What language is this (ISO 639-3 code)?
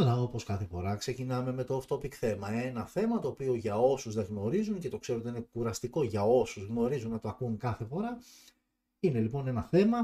ell